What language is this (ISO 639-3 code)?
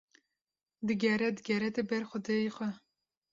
kur